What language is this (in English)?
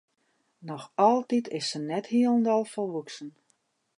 Western Frisian